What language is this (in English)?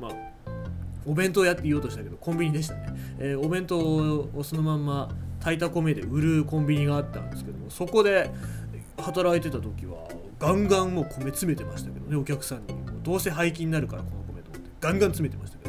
Japanese